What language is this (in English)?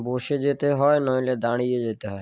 Bangla